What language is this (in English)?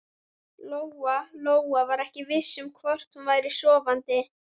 Icelandic